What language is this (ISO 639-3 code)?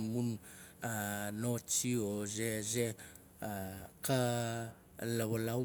nal